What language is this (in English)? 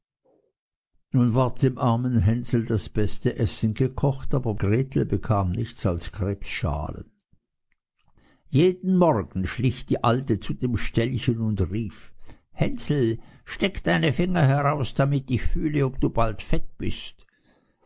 German